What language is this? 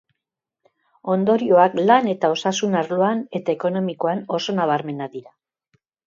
Basque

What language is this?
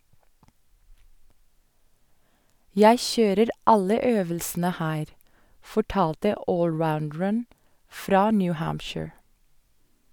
Norwegian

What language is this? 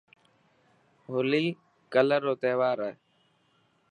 Dhatki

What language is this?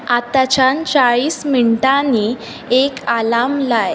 Konkani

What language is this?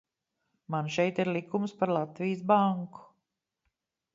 Latvian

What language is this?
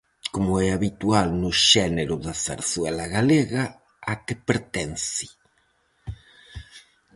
Galician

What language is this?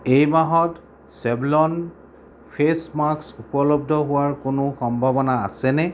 Assamese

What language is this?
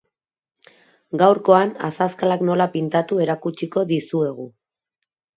Basque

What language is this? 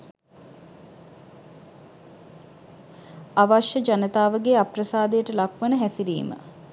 Sinhala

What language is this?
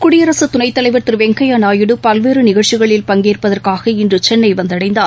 Tamil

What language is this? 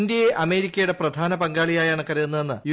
Malayalam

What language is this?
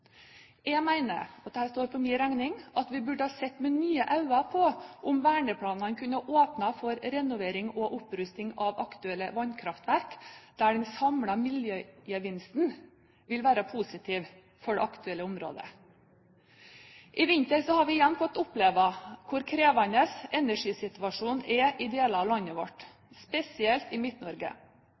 Norwegian Bokmål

